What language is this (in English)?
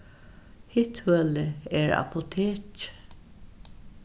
Faroese